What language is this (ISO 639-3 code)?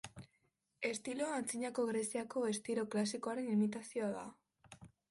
eus